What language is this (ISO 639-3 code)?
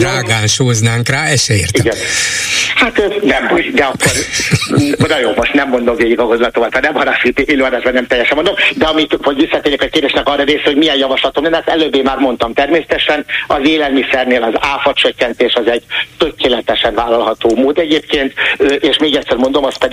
hun